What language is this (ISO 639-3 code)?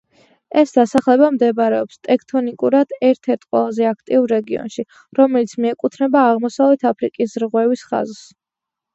kat